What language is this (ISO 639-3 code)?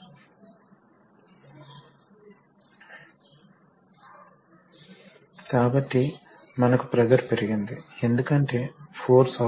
tel